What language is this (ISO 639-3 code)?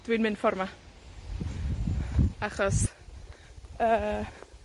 cym